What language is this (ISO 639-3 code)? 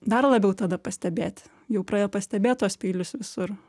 lit